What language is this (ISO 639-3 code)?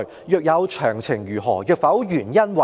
yue